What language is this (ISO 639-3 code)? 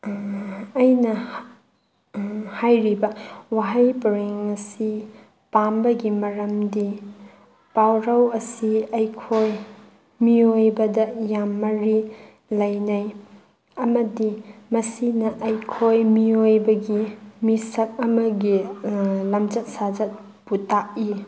mni